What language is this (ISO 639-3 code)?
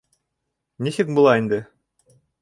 bak